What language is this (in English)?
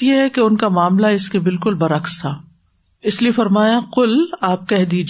Urdu